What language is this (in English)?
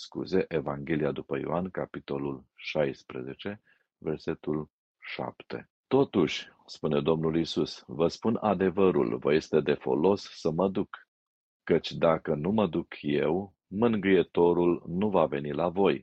Romanian